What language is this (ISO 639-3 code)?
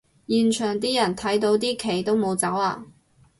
yue